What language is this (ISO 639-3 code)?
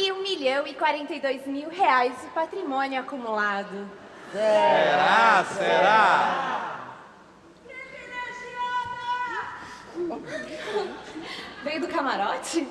por